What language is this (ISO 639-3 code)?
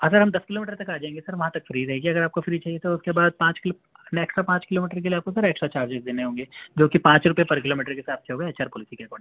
urd